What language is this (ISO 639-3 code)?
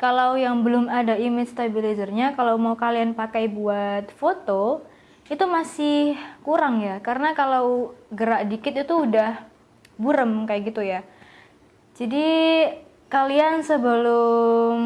ind